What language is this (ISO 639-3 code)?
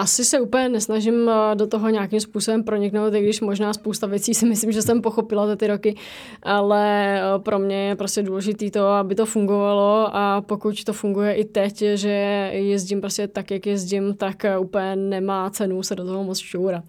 ces